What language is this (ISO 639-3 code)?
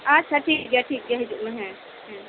sat